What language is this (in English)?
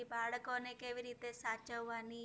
Gujarati